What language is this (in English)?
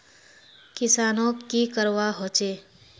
Magahi